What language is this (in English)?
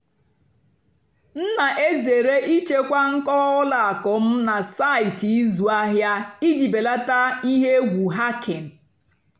Igbo